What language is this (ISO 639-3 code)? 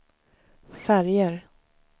swe